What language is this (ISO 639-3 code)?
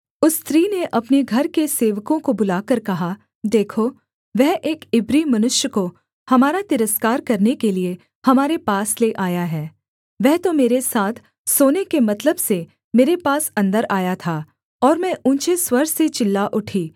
hin